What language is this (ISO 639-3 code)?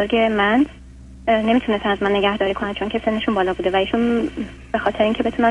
fas